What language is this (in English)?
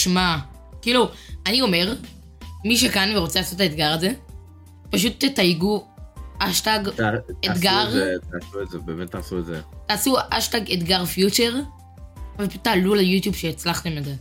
Hebrew